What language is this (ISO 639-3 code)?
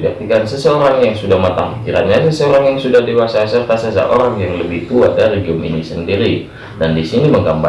ind